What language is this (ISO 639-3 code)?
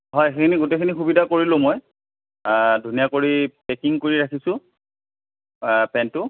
asm